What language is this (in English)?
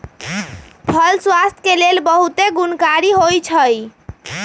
Magahi